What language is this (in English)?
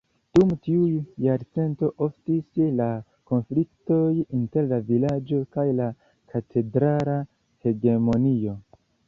Esperanto